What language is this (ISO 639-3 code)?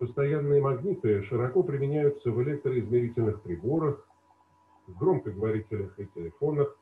rus